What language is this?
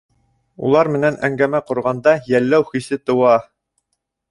Bashkir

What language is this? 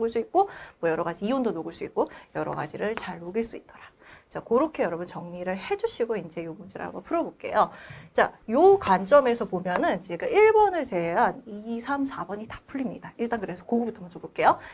Korean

